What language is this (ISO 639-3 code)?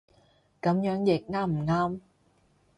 yue